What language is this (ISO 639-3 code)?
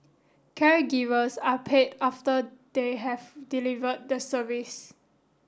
eng